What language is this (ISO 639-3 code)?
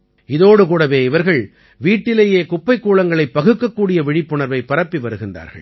tam